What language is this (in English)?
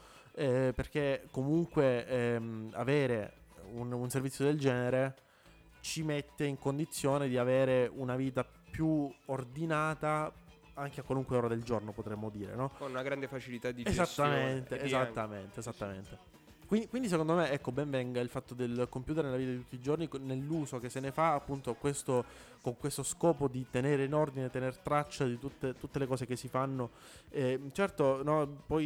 Italian